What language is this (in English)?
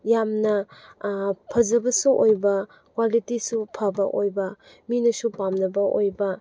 Manipuri